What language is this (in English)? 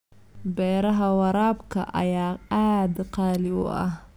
Somali